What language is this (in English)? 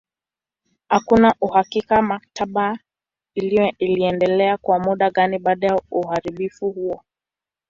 Swahili